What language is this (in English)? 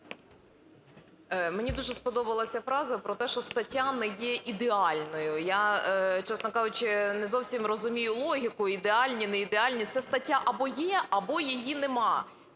Ukrainian